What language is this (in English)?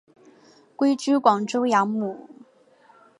Chinese